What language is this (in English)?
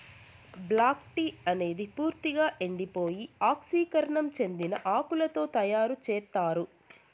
Telugu